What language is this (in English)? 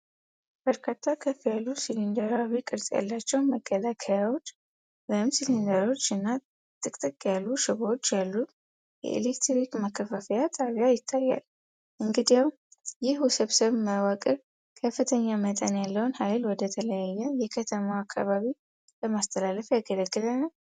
Amharic